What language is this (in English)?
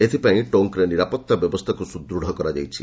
Odia